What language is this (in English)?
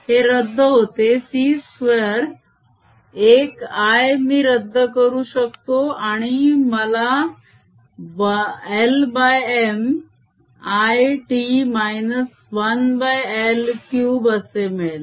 Marathi